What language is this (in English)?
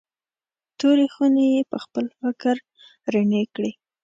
Pashto